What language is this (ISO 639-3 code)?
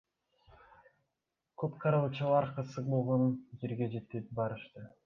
kir